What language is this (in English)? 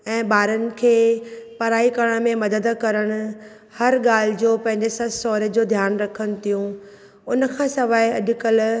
Sindhi